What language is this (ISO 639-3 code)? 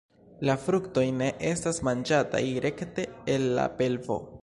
epo